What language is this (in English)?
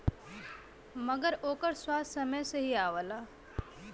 Bhojpuri